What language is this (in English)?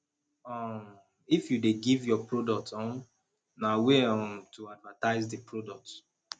Nigerian Pidgin